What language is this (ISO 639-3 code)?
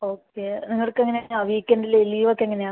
mal